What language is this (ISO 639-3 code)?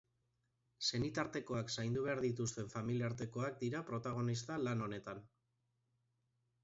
eus